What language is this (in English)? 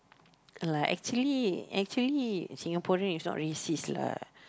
English